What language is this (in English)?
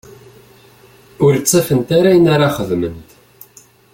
Kabyle